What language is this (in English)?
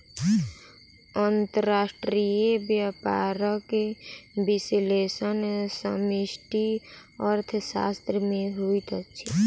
Maithili